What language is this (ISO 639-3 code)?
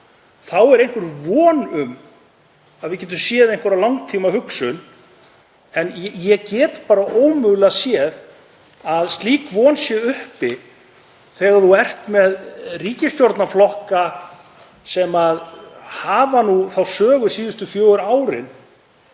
isl